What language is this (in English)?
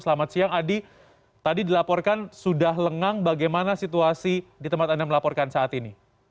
Indonesian